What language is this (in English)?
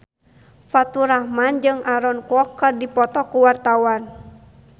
Sundanese